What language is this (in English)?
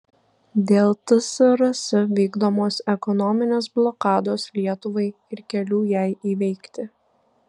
Lithuanian